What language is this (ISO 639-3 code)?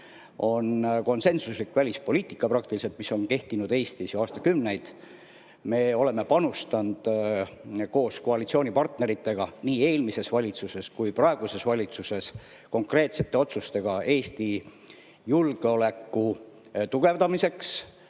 est